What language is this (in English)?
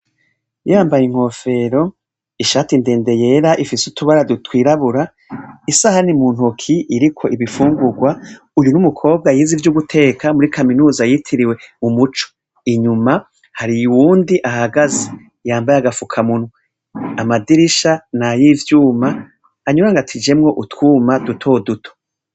Rundi